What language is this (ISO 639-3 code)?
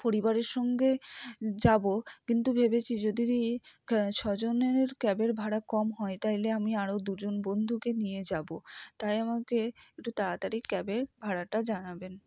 ben